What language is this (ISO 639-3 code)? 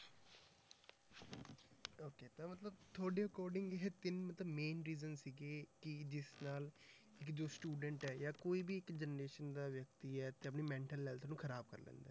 pan